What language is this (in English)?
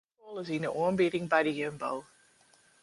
Western Frisian